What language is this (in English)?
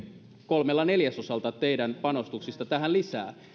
Finnish